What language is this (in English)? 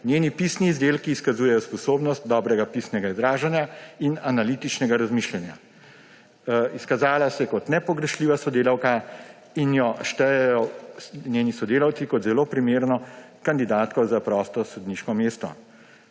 Slovenian